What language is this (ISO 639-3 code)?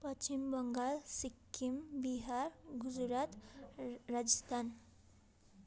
nep